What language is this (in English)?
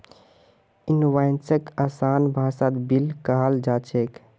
Magahi